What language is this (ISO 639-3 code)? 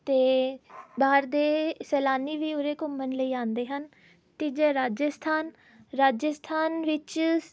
pan